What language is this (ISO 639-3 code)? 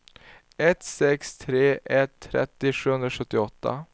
swe